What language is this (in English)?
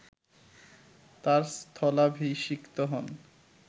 Bangla